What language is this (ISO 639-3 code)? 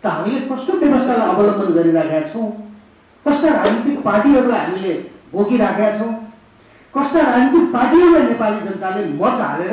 ind